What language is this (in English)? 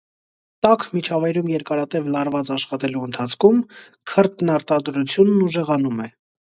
Armenian